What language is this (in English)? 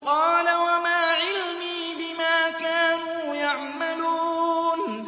Arabic